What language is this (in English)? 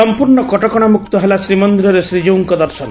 Odia